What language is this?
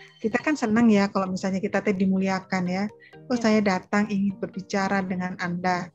Indonesian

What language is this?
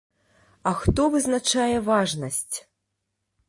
Belarusian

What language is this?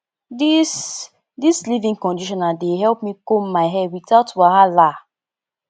Nigerian Pidgin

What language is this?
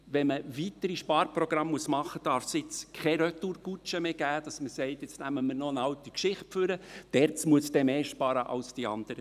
Swiss German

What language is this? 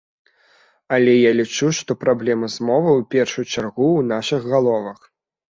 Belarusian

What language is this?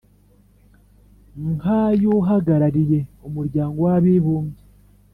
Kinyarwanda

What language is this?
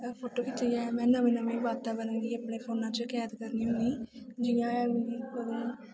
Dogri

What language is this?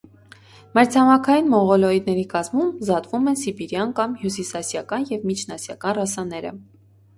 Armenian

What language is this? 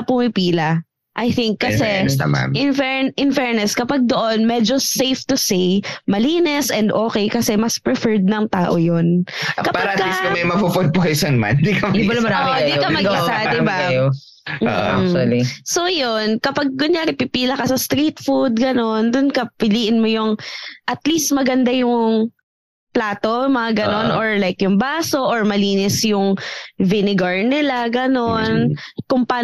Filipino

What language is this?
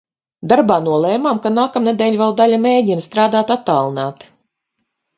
Latvian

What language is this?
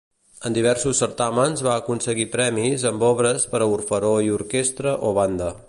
Catalan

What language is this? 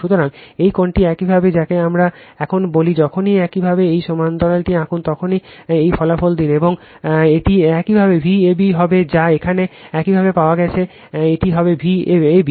Bangla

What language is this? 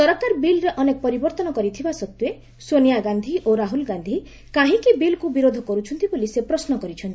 Odia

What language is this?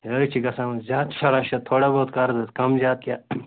Kashmiri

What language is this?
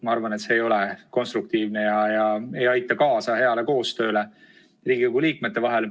Estonian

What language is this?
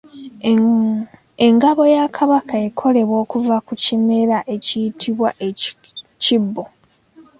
Ganda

